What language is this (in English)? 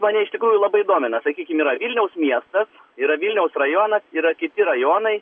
Lithuanian